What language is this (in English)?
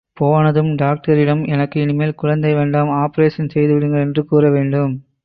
Tamil